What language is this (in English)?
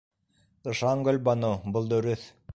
Bashkir